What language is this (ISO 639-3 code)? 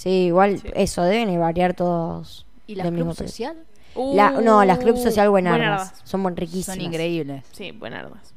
spa